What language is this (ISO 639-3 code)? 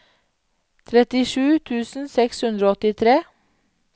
nor